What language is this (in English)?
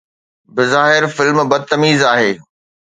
Sindhi